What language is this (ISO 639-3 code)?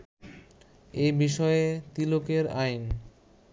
ben